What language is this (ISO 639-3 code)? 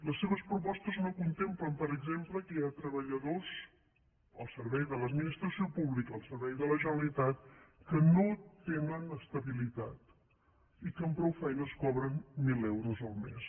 cat